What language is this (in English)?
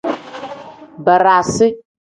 Tem